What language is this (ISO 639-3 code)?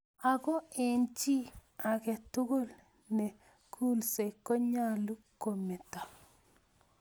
kln